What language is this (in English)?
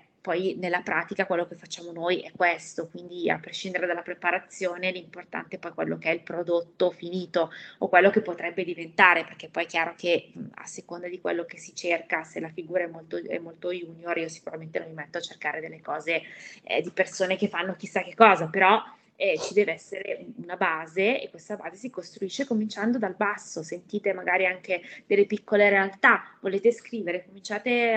Italian